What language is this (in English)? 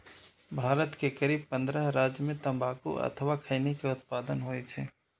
Maithili